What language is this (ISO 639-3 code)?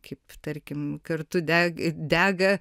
lit